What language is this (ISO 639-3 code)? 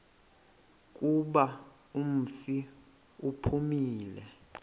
xho